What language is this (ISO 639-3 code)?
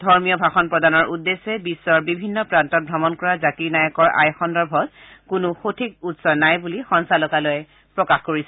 asm